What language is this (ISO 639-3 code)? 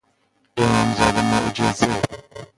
fas